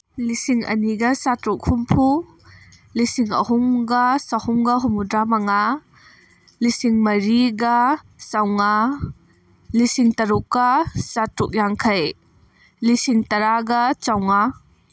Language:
Manipuri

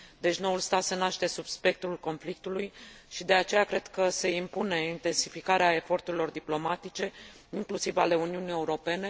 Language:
Romanian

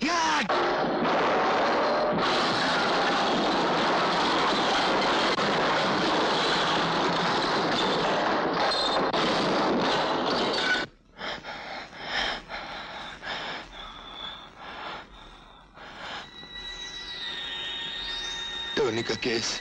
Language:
Hindi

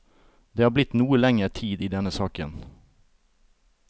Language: Norwegian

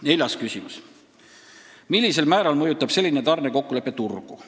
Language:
Estonian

